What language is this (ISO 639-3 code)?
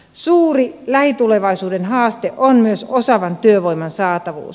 fin